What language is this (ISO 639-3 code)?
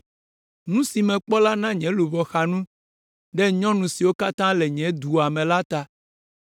ewe